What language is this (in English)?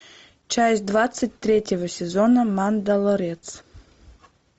Russian